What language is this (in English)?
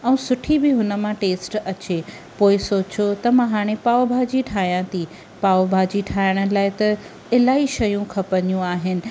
Sindhi